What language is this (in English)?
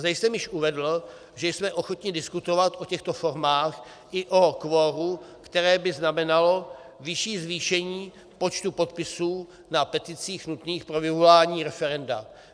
Czech